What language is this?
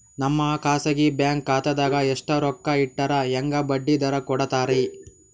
Kannada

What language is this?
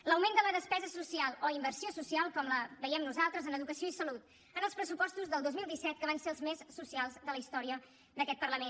Catalan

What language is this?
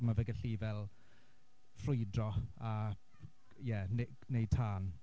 Welsh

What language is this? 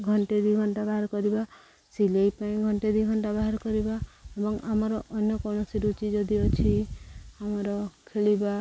Odia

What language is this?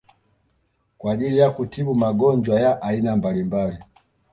Swahili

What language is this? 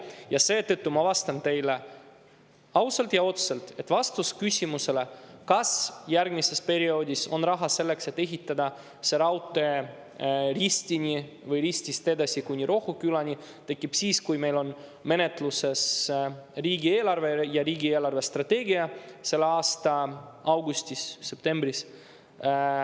Estonian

